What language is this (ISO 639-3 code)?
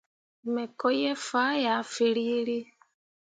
mua